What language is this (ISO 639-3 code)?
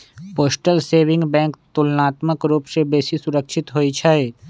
mag